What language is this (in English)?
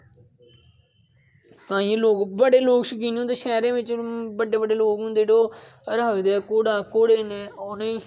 Dogri